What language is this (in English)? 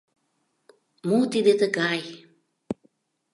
Mari